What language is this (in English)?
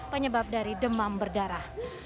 Indonesian